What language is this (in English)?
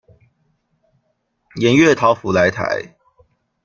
Chinese